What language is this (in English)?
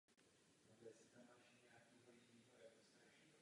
Czech